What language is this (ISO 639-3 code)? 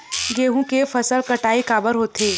hne